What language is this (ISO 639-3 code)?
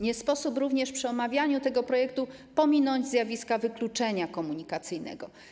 pol